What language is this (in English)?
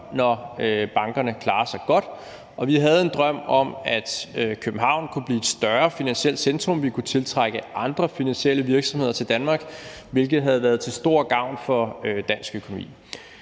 Danish